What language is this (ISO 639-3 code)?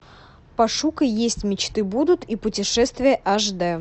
rus